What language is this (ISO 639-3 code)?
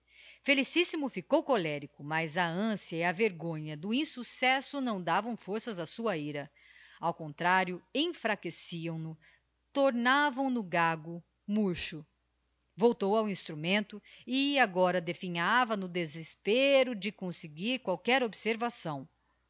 por